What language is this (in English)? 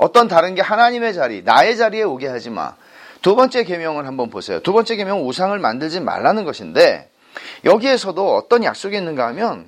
Korean